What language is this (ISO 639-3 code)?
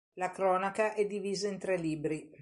ita